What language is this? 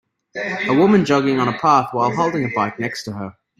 English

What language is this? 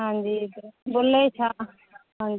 Punjabi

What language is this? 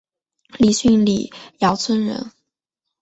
Chinese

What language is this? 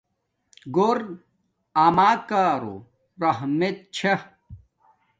Domaaki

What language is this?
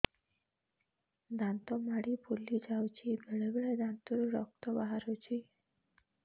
Odia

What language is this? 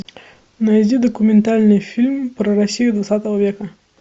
Russian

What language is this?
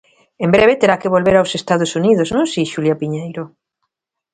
Galician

